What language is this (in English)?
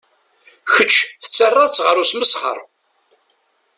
Kabyle